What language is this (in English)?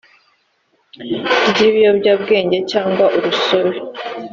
Kinyarwanda